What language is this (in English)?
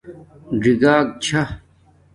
Domaaki